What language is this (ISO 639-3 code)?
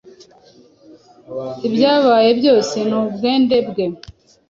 kin